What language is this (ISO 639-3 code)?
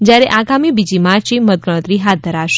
guj